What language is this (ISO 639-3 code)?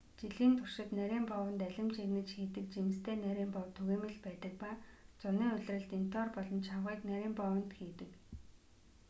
mon